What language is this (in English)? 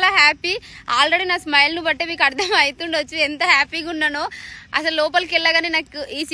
Telugu